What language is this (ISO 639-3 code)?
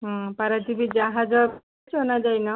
ori